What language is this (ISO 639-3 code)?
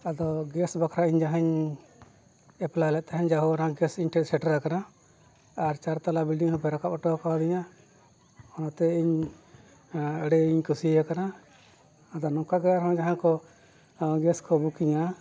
sat